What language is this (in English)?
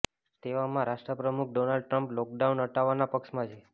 Gujarati